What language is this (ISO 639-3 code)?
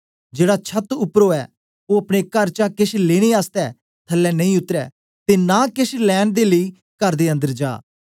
doi